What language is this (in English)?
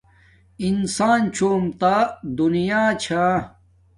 Domaaki